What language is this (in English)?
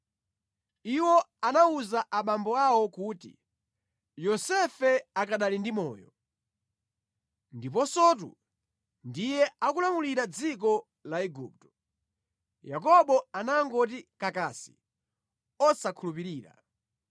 Nyanja